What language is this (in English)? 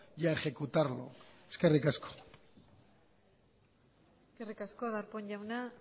Basque